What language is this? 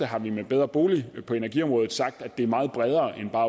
Danish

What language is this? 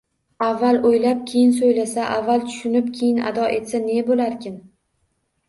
Uzbek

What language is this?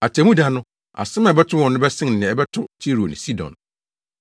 Akan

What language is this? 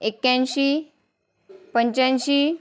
Marathi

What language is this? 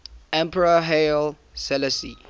English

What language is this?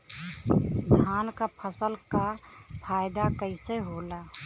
Bhojpuri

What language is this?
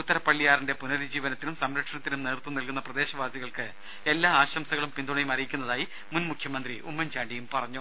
Malayalam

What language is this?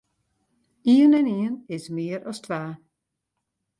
Western Frisian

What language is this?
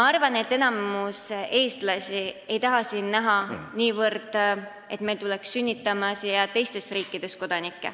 Estonian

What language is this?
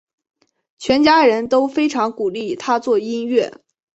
Chinese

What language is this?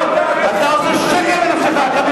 Hebrew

